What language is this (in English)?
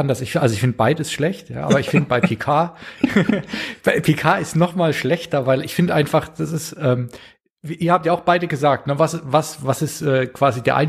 German